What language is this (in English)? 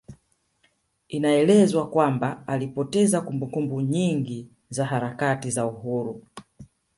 Swahili